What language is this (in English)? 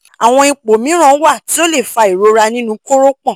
Yoruba